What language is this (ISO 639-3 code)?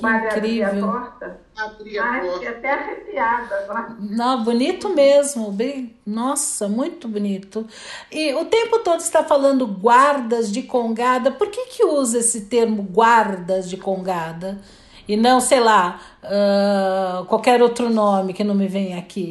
por